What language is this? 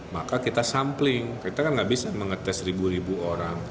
Indonesian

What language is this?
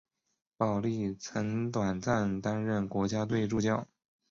Chinese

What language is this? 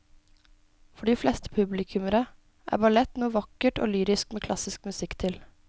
Norwegian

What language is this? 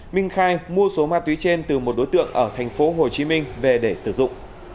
Vietnamese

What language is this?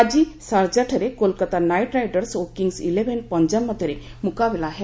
Odia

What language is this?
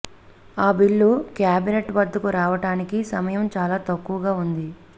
Telugu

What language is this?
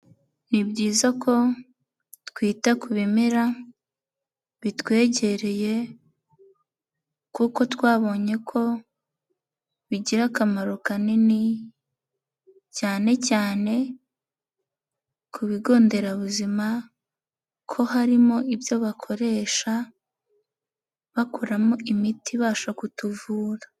Kinyarwanda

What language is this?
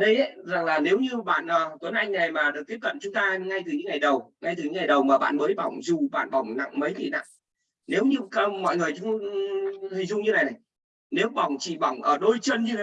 Vietnamese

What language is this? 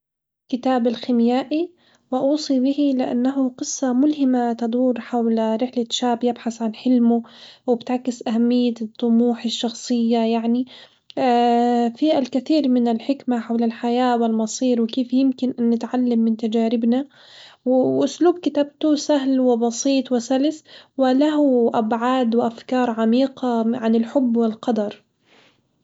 Hijazi Arabic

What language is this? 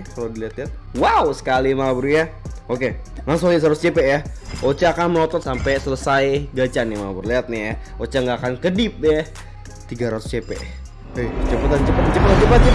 Indonesian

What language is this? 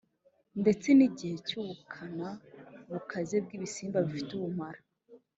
Kinyarwanda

